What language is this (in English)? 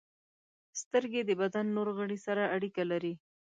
Pashto